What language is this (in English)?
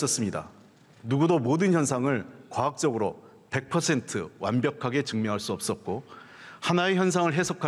Korean